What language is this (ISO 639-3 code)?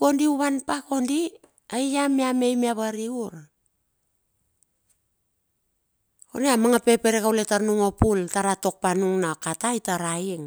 bxf